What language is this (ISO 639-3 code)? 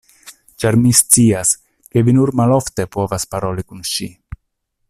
epo